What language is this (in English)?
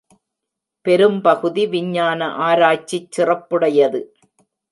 Tamil